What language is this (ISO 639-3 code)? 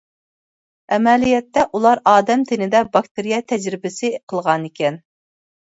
uig